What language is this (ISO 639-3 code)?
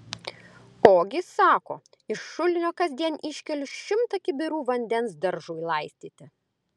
lit